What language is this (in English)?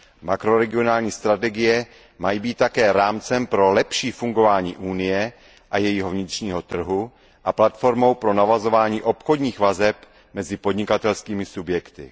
Czech